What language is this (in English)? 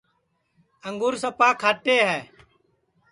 Sansi